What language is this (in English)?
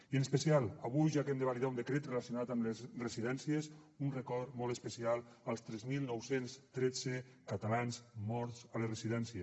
Catalan